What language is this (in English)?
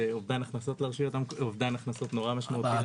Hebrew